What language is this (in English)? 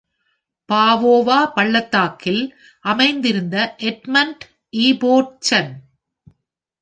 Tamil